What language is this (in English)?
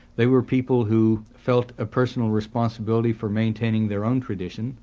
English